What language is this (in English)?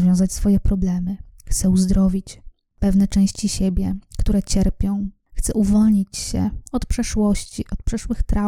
Polish